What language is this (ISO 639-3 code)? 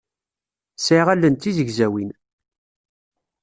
kab